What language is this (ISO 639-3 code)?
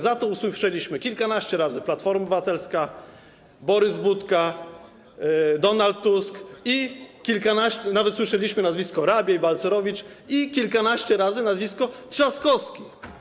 pol